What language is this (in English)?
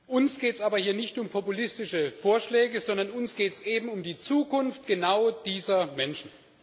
German